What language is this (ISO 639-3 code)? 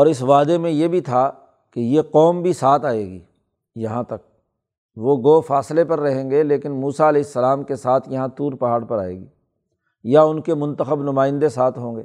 urd